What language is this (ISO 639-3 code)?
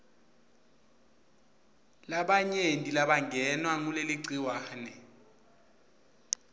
ssw